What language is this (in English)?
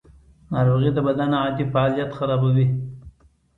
Pashto